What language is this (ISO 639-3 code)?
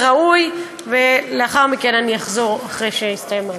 heb